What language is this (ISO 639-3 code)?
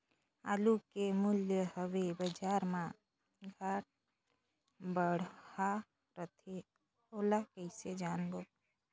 hne